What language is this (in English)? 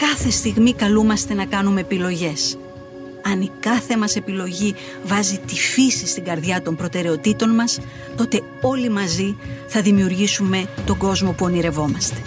Greek